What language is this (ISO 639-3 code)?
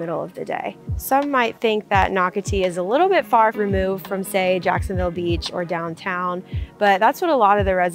eng